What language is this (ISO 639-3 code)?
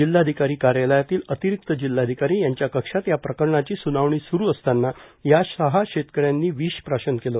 mar